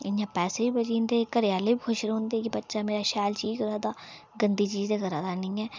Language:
Dogri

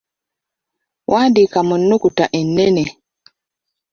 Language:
Ganda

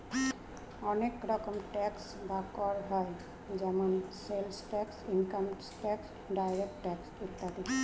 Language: Bangla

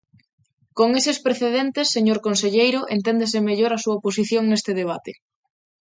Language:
Galician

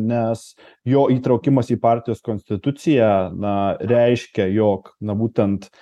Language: Lithuanian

